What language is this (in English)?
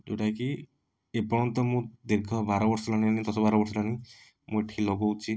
Odia